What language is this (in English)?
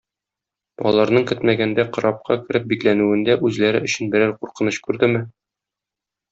Tatar